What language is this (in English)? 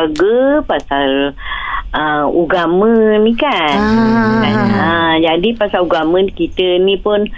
Malay